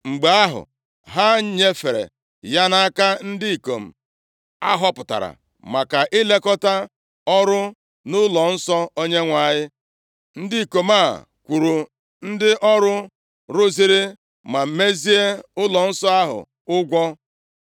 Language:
Igbo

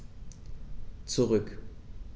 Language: German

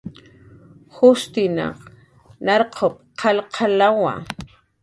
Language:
Jaqaru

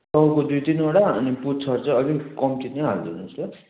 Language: Nepali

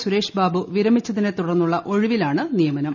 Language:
Malayalam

